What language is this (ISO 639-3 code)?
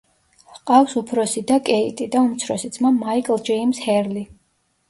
kat